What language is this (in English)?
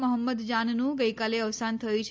Gujarati